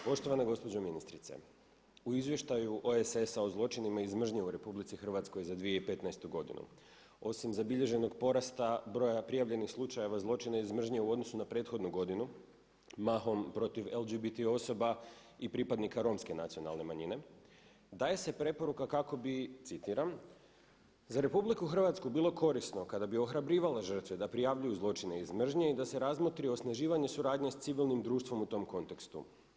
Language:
Croatian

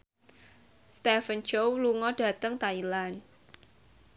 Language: Javanese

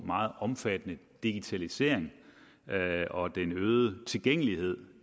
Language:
Danish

